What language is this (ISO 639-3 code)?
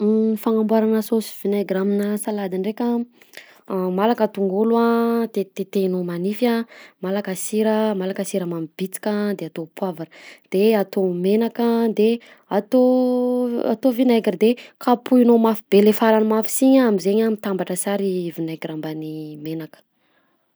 bzc